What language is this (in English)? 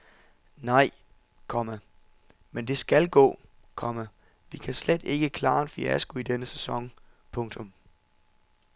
Danish